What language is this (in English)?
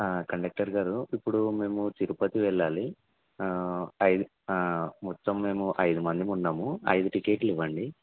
Telugu